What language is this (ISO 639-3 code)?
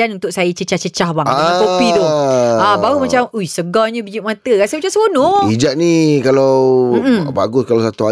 msa